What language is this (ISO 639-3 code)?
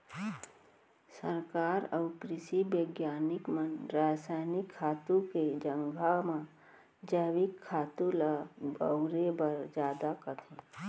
hne